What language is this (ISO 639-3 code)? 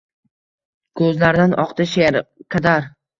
uzb